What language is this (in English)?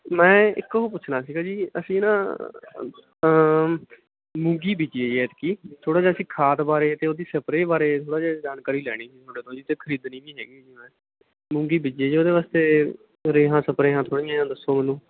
Punjabi